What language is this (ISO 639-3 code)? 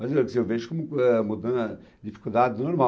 por